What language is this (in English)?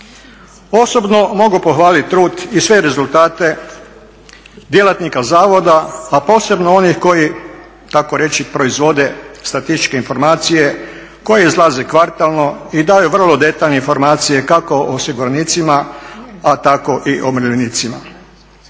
Croatian